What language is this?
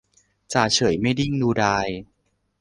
Thai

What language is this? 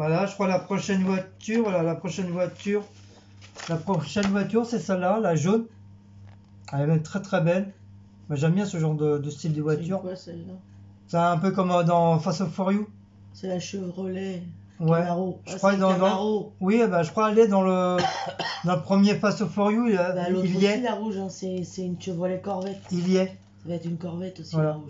French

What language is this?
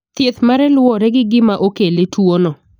Luo (Kenya and Tanzania)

